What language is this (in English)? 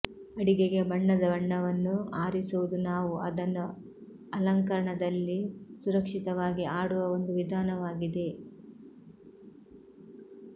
Kannada